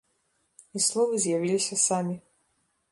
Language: Belarusian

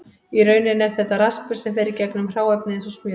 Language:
Icelandic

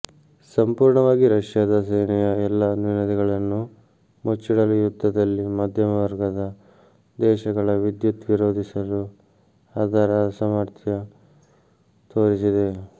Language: Kannada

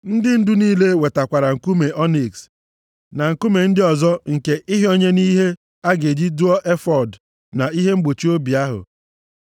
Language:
Igbo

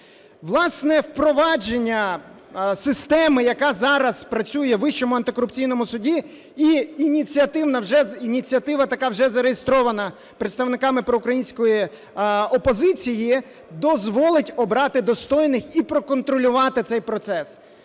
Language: Ukrainian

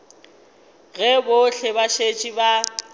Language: Northern Sotho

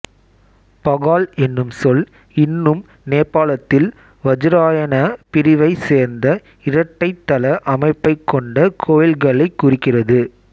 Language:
Tamil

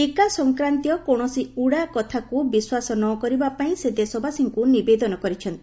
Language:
Odia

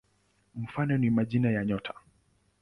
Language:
Swahili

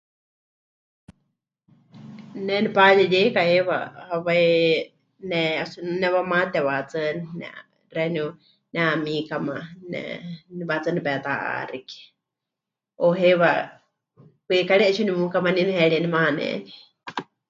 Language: Huichol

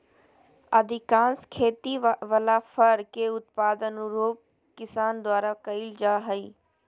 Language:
Magahi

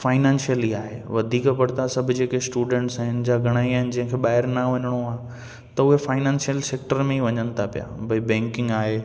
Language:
Sindhi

